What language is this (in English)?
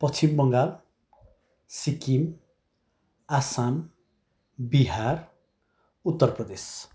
Nepali